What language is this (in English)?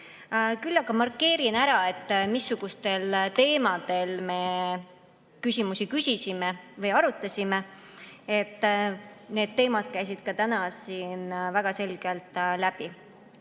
Estonian